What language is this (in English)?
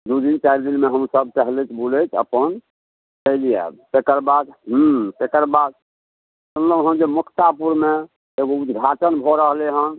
Maithili